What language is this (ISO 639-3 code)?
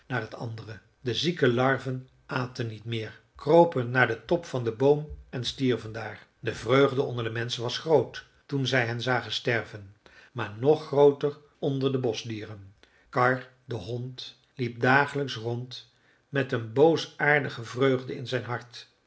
nld